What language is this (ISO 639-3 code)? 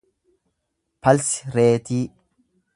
orm